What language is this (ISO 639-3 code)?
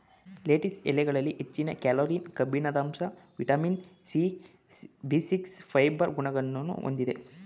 kan